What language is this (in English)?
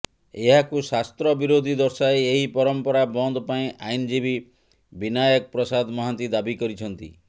Odia